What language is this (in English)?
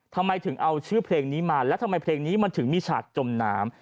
Thai